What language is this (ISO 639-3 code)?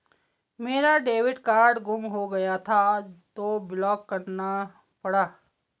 hin